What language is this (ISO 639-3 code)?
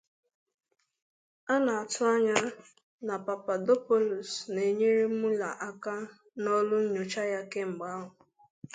ibo